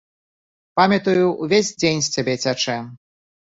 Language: Belarusian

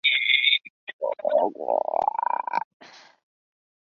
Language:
Chinese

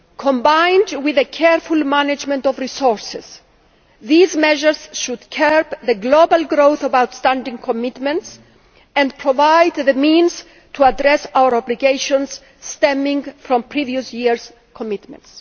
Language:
English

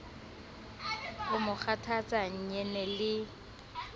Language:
Southern Sotho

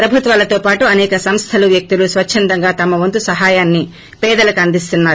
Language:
Telugu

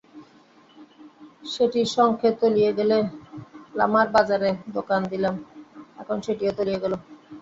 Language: Bangla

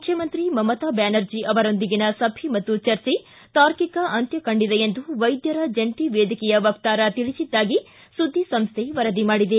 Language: Kannada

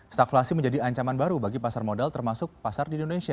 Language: Indonesian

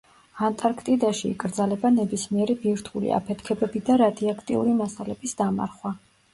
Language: Georgian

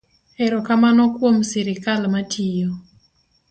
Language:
Luo (Kenya and Tanzania)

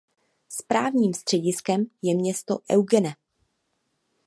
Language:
Czech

